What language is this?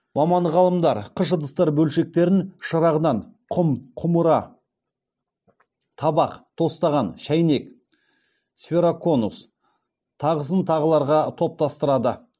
Kazakh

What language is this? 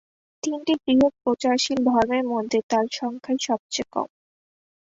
Bangla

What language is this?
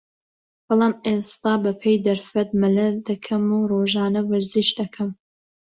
Central Kurdish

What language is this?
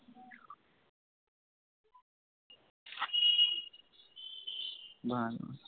Bangla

